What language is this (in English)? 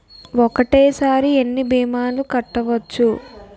Telugu